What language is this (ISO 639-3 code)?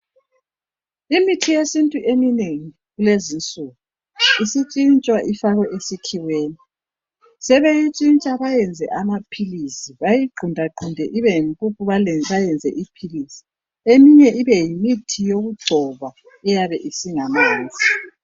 nde